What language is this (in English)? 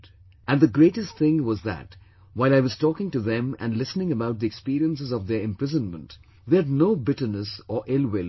English